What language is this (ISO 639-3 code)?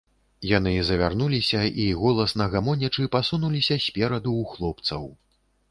bel